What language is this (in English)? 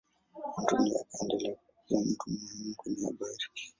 Swahili